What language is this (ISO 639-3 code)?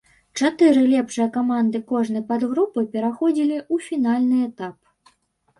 bel